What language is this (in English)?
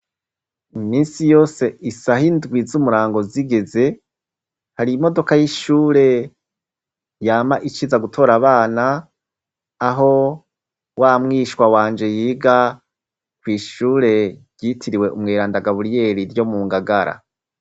Rundi